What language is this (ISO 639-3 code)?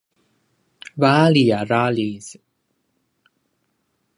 pwn